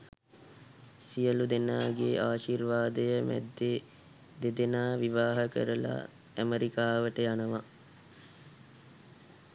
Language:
Sinhala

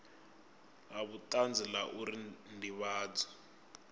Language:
Venda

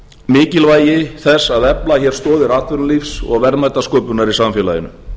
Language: Icelandic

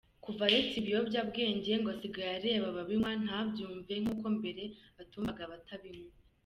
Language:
Kinyarwanda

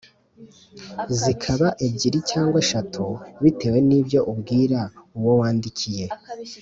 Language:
Kinyarwanda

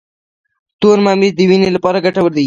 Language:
Pashto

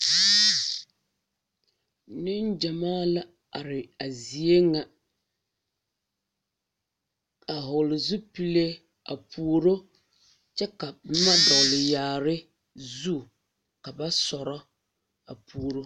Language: Southern Dagaare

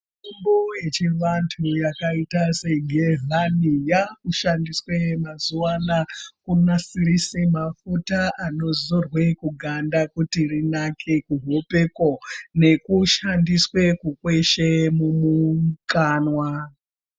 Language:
Ndau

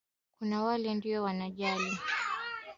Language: Swahili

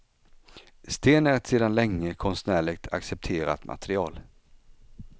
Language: Swedish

